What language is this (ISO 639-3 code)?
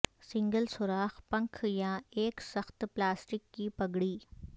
urd